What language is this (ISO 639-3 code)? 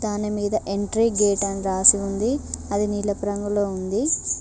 tel